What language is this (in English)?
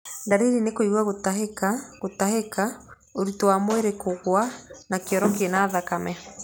Kikuyu